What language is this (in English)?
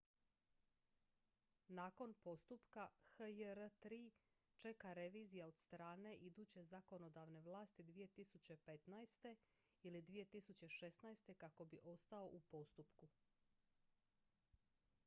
Croatian